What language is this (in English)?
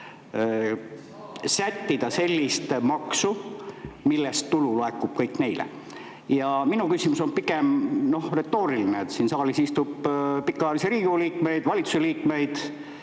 Estonian